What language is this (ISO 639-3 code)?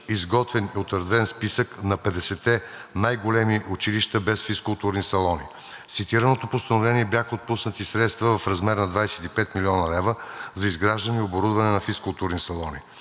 bul